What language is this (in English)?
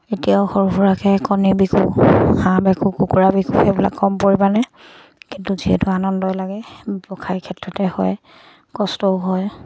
Assamese